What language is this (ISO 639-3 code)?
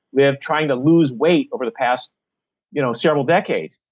eng